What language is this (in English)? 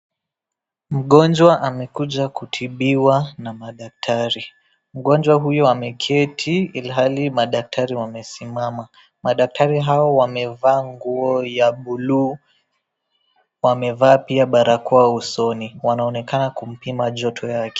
Swahili